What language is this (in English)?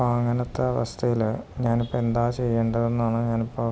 Malayalam